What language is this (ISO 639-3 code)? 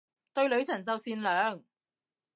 yue